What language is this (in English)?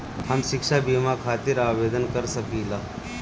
Bhojpuri